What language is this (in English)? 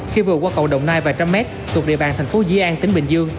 Vietnamese